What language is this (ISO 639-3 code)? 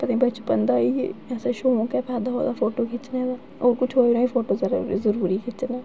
doi